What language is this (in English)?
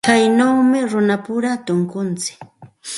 Santa Ana de Tusi Pasco Quechua